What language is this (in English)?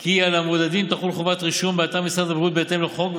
Hebrew